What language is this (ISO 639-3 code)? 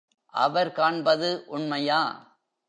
tam